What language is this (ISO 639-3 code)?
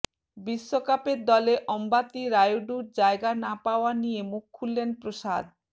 ben